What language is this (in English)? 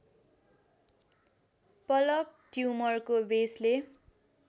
Nepali